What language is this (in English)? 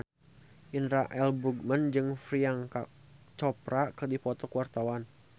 Sundanese